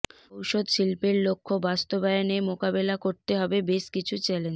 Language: Bangla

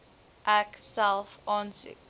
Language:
Afrikaans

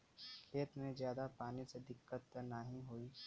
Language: Bhojpuri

